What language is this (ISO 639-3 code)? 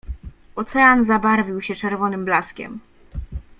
pol